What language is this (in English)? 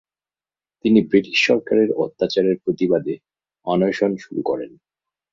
Bangla